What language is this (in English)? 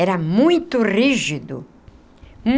Portuguese